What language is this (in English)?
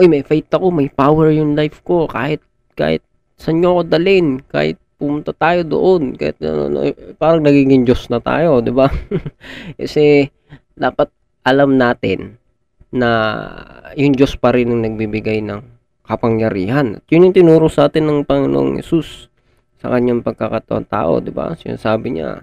Filipino